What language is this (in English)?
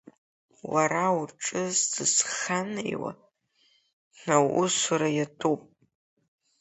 Abkhazian